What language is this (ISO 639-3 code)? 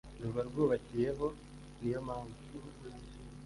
kin